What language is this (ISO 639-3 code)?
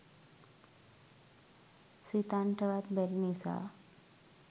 sin